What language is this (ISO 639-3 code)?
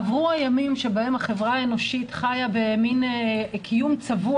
heb